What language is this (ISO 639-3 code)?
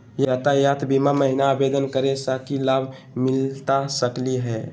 mag